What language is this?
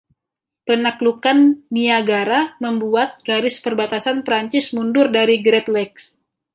Indonesian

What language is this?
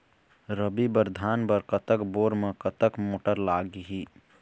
Chhattisgarhi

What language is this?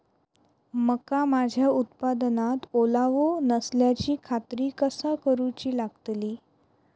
Marathi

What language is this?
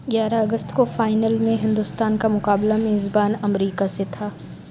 Urdu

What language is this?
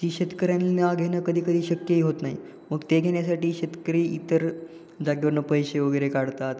Marathi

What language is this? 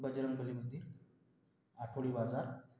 Marathi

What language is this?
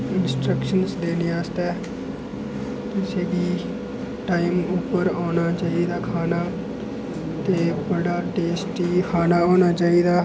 Dogri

